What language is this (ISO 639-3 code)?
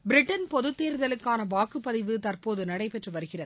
tam